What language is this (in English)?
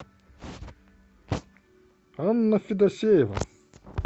Russian